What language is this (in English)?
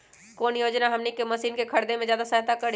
Magahi